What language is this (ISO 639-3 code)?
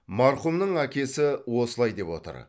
kaz